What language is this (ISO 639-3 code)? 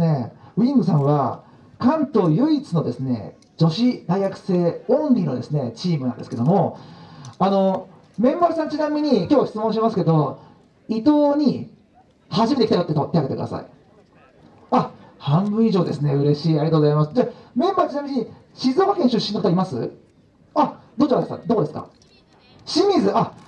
jpn